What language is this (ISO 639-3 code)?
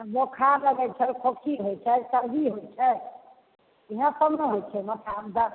mai